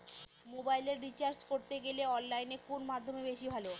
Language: Bangla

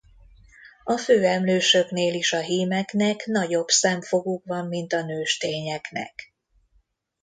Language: Hungarian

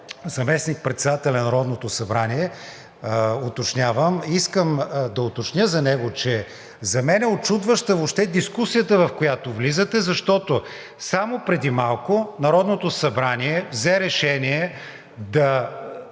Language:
Bulgarian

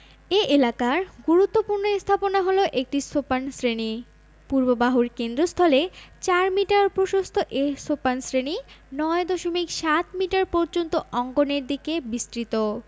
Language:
Bangla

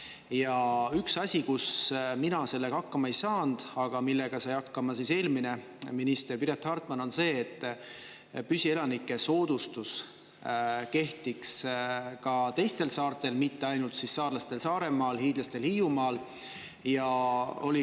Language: Estonian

